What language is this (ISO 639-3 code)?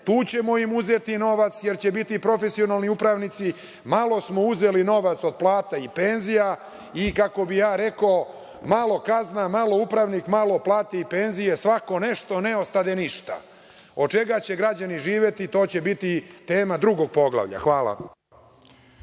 srp